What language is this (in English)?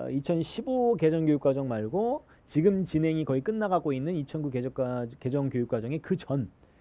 Korean